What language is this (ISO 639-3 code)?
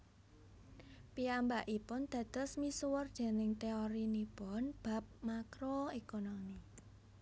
jav